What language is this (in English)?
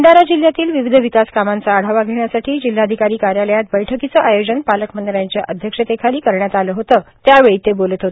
Marathi